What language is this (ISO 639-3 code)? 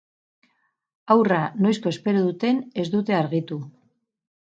eus